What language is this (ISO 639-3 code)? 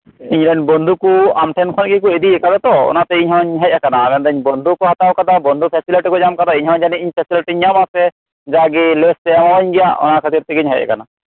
sat